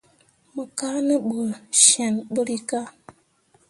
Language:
Mundang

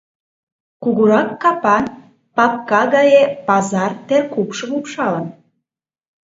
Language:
Mari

